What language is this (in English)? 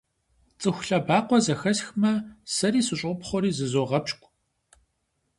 Kabardian